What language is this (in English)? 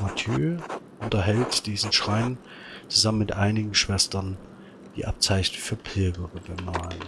German